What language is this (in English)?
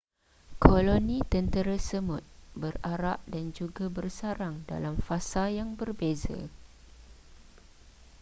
Malay